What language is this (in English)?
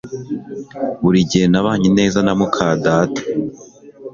Kinyarwanda